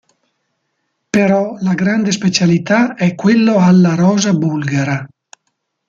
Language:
Italian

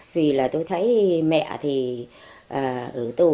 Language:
Vietnamese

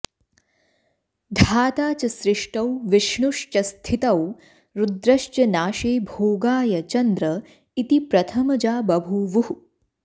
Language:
Sanskrit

